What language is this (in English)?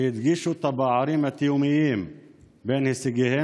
Hebrew